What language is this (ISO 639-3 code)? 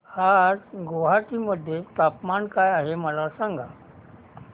mar